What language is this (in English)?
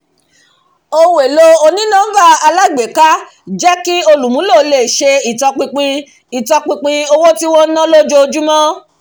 Yoruba